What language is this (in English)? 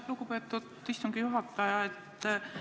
Estonian